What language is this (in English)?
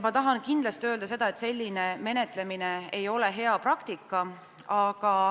Estonian